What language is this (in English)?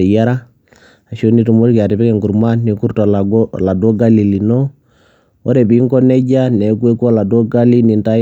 Masai